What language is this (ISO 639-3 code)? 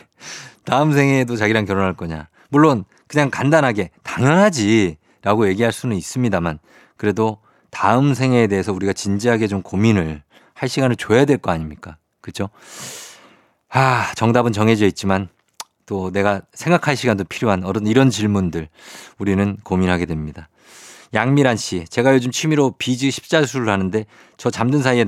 kor